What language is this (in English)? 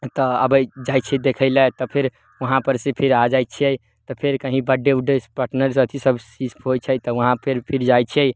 Maithili